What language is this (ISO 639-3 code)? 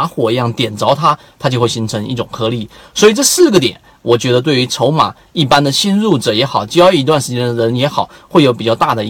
zho